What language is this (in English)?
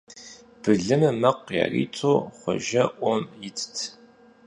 Kabardian